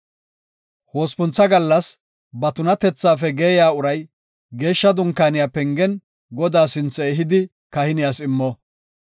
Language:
Gofa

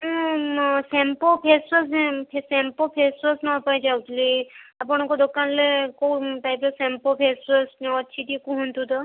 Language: Odia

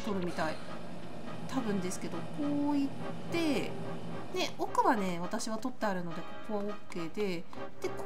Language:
Japanese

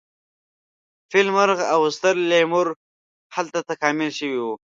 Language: Pashto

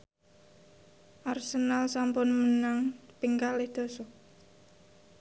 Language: Javanese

